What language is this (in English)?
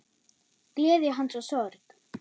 Icelandic